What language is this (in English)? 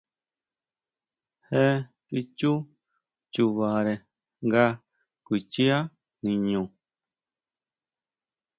Huautla Mazatec